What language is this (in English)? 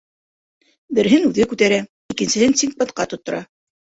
Bashkir